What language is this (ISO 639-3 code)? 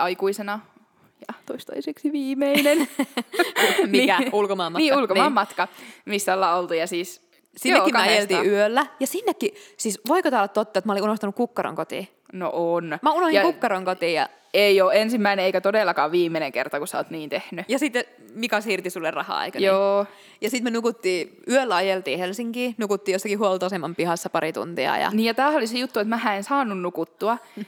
fin